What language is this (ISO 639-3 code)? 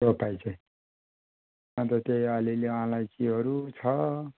nep